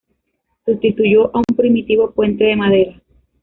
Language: Spanish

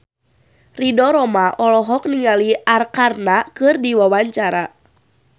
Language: Sundanese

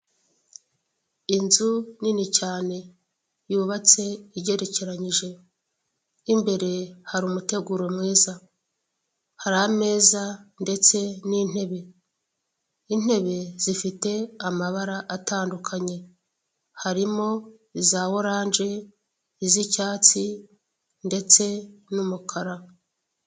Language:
Kinyarwanda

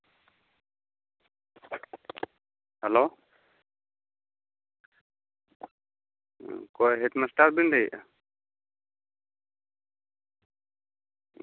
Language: Santali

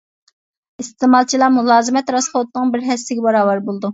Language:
Uyghur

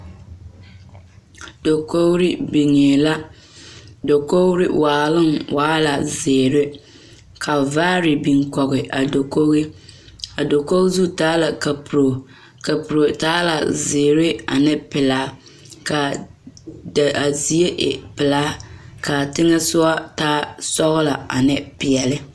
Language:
Southern Dagaare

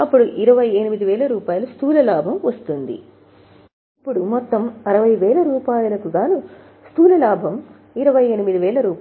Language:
Telugu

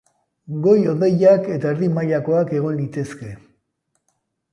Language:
Basque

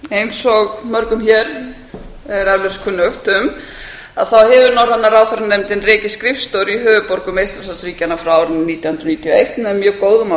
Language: Icelandic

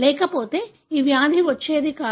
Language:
Telugu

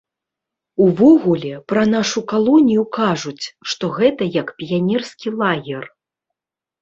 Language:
Belarusian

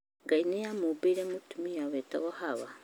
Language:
Kikuyu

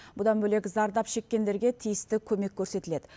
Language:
Kazakh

